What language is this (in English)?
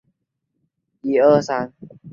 Chinese